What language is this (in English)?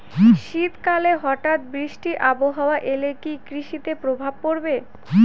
Bangla